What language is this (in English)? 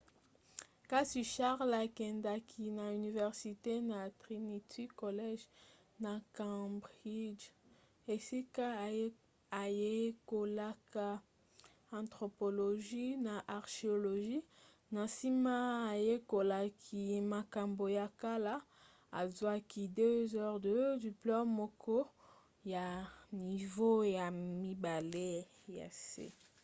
Lingala